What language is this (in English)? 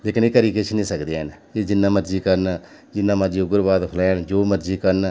Dogri